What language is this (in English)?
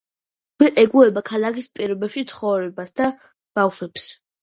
Georgian